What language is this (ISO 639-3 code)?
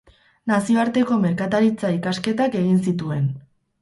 eus